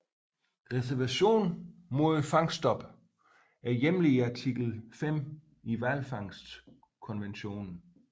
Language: Danish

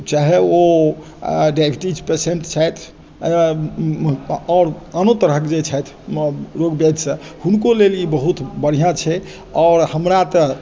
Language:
Maithili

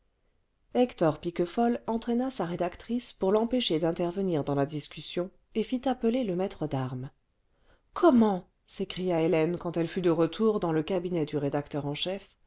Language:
French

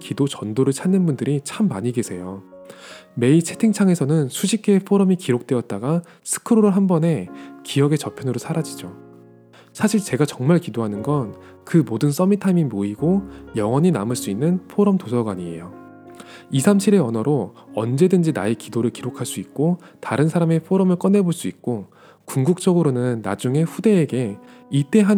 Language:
Korean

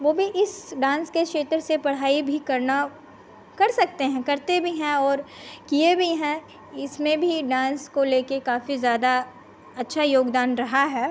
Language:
Hindi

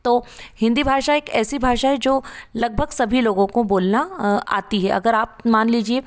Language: Hindi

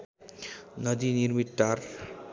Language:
Nepali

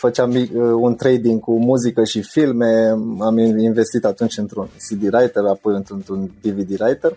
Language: Romanian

